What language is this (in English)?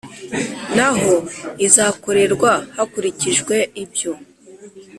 Kinyarwanda